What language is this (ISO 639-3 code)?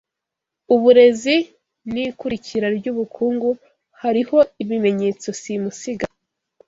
kin